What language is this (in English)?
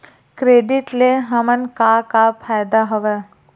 Chhattisgarhi